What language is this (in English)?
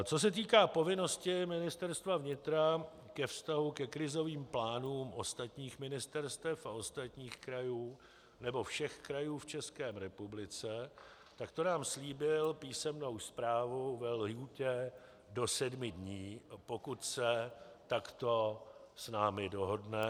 Czech